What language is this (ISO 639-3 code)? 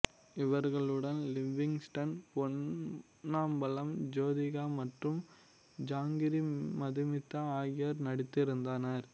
tam